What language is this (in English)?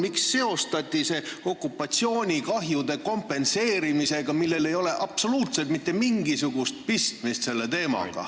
Estonian